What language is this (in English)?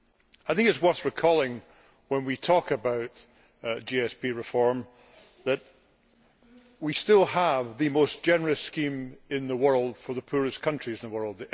English